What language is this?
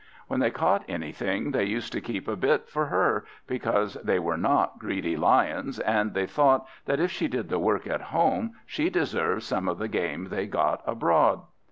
English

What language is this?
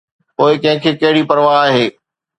Sindhi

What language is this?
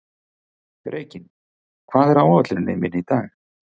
Icelandic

